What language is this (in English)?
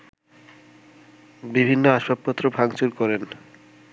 Bangla